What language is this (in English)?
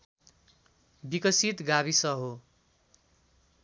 Nepali